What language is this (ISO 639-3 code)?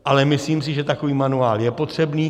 ces